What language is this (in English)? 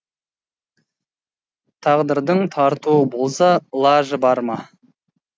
Kazakh